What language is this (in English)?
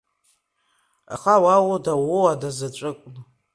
Abkhazian